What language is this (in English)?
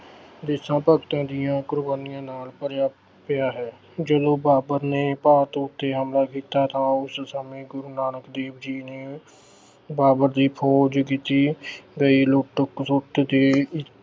Punjabi